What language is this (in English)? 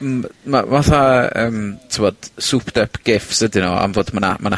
Welsh